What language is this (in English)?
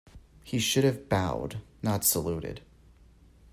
English